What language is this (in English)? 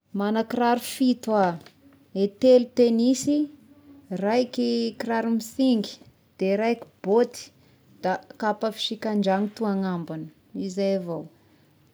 Tesaka Malagasy